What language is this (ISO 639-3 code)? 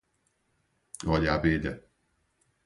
por